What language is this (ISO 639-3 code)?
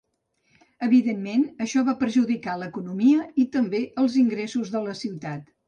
cat